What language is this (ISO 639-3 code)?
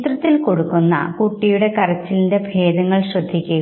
mal